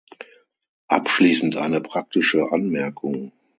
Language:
German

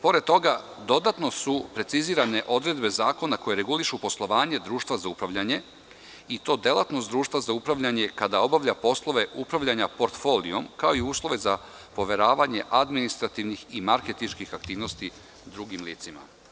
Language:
Serbian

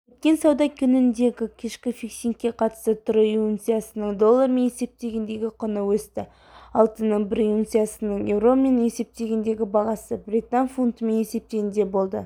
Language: Kazakh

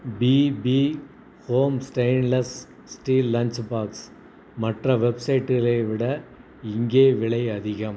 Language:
Tamil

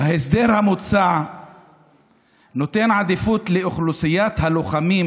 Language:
Hebrew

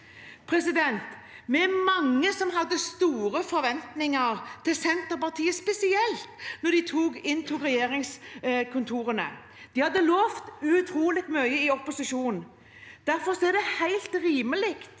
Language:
Norwegian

